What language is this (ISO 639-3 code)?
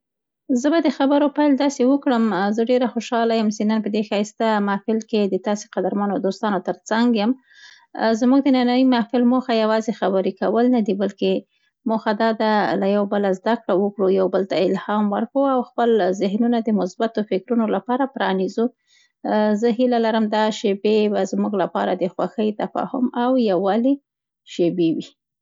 pst